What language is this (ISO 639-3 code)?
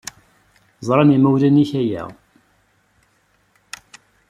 kab